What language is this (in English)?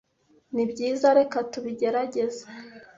Kinyarwanda